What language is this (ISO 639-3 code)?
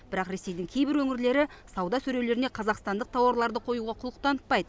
kaz